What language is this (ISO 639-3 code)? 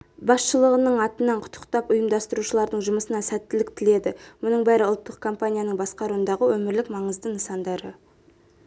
kaz